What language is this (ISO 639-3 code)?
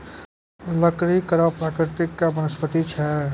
mai